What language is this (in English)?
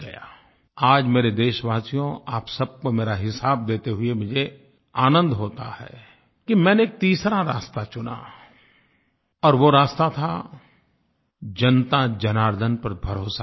Hindi